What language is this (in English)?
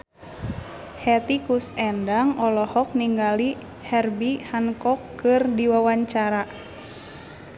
Sundanese